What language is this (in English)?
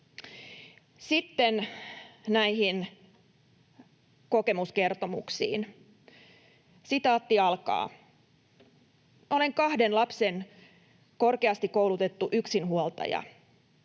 Finnish